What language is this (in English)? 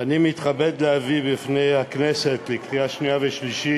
Hebrew